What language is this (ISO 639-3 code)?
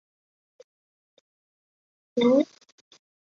zho